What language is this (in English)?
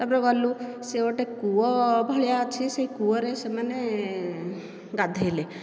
Odia